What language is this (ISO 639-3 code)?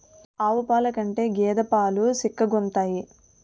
tel